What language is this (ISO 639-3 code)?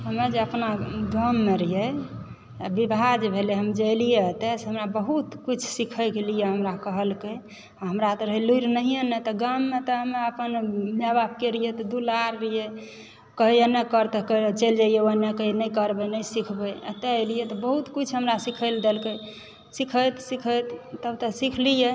mai